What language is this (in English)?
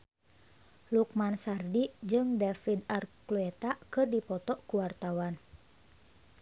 Sundanese